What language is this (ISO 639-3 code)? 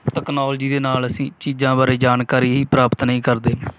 pan